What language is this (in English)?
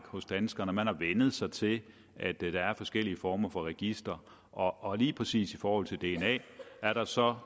Danish